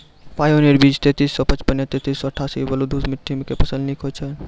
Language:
Maithili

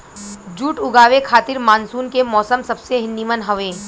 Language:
Bhojpuri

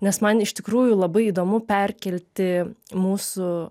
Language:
Lithuanian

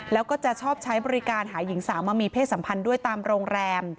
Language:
Thai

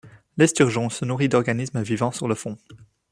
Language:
French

